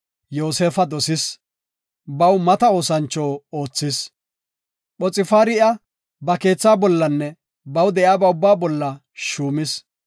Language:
Gofa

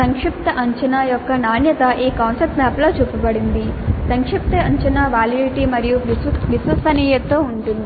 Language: Telugu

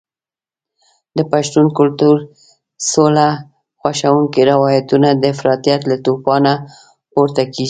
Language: Pashto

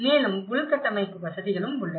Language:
Tamil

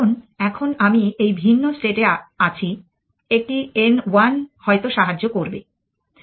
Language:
Bangla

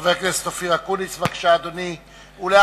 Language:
Hebrew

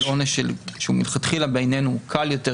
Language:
Hebrew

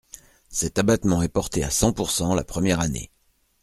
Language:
French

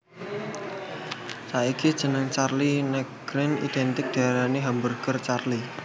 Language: Javanese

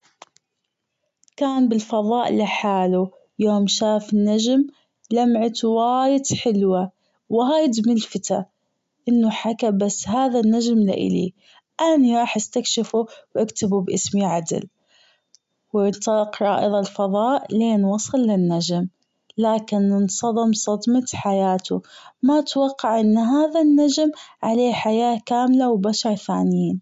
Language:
Gulf Arabic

